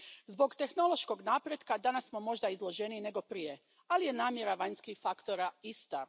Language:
Croatian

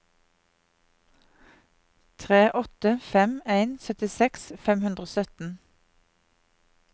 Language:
Norwegian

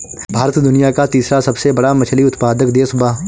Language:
Bhojpuri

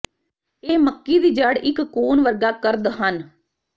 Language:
Punjabi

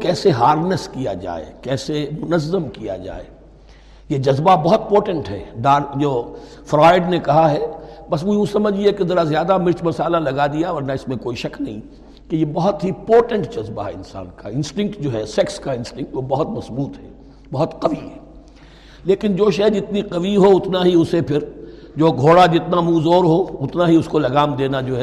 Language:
Urdu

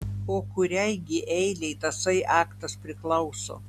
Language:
Lithuanian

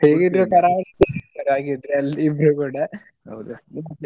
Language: Kannada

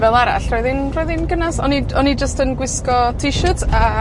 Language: Welsh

